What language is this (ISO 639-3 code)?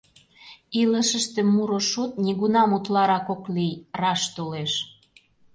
chm